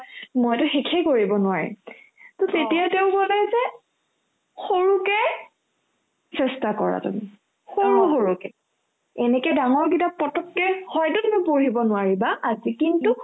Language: Assamese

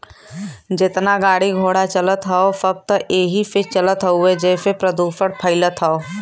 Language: Bhojpuri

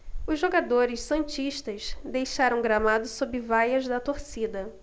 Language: Portuguese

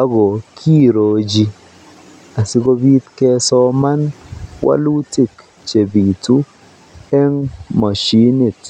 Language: Kalenjin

